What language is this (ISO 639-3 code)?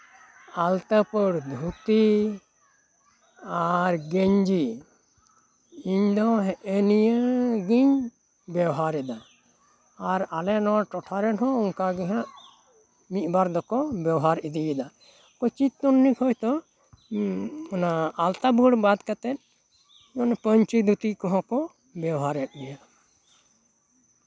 sat